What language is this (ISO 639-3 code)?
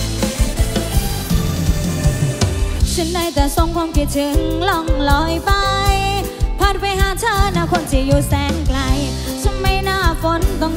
tha